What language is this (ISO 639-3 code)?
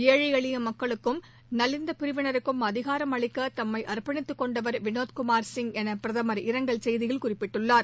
tam